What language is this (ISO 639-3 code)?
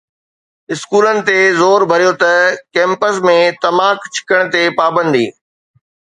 snd